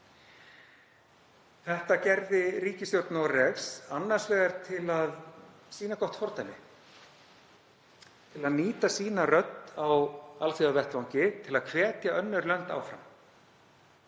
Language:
Icelandic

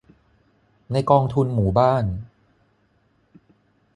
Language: Thai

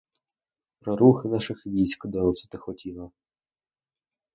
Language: Ukrainian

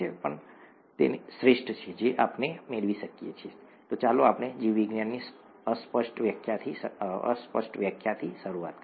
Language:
Gujarati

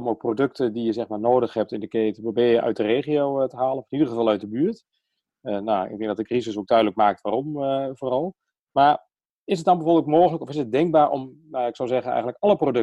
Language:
Dutch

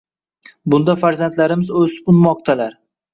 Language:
Uzbek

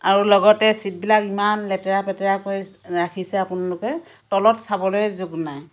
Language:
Assamese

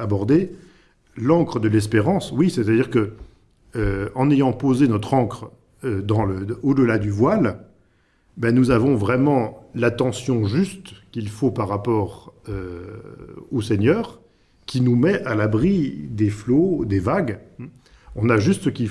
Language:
French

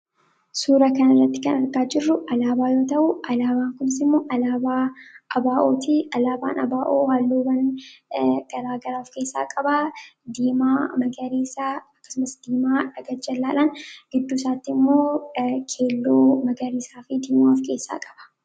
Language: Oromo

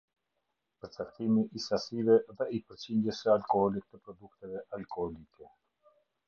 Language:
Albanian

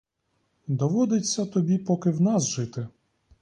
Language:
Ukrainian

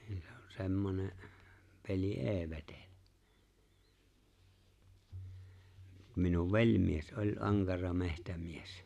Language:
Finnish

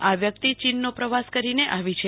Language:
Gujarati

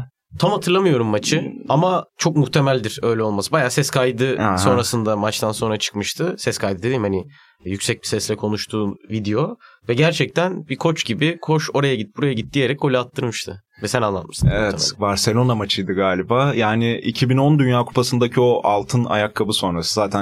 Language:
Turkish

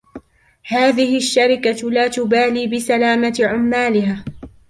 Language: Arabic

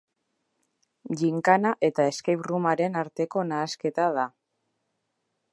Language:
Basque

